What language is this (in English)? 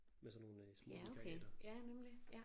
Danish